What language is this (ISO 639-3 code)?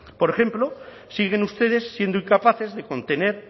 spa